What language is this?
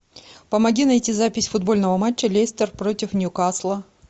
Russian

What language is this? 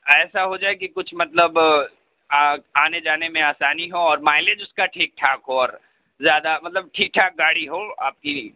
Urdu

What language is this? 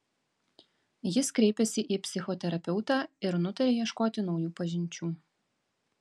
Lithuanian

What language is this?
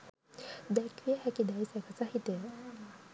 Sinhala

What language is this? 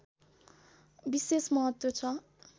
Nepali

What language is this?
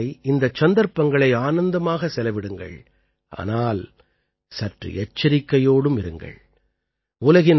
Tamil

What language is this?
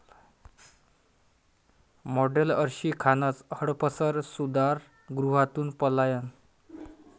Marathi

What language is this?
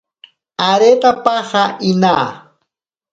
Ashéninka Perené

